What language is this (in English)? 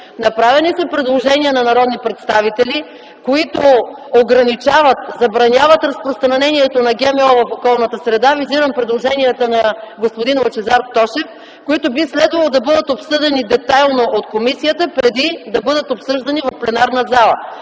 Bulgarian